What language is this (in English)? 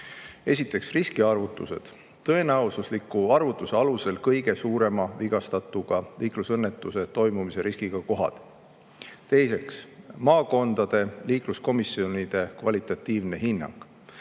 Estonian